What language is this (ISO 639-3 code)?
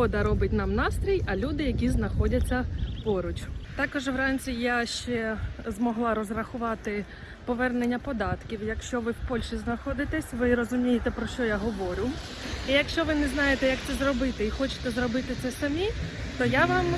ukr